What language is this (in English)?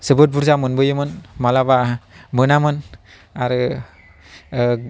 Bodo